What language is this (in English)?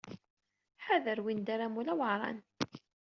Kabyle